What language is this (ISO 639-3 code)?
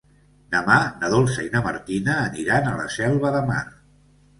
cat